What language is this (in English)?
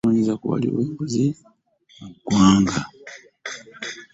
Ganda